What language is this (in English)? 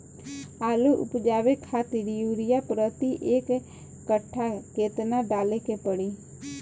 Bhojpuri